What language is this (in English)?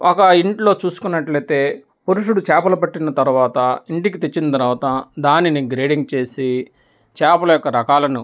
Telugu